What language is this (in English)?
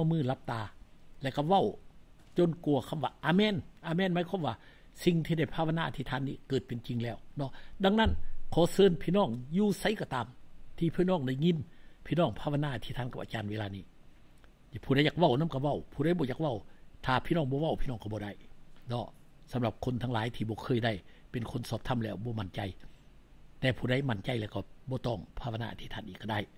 Thai